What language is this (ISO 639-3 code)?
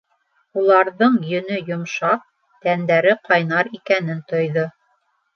bak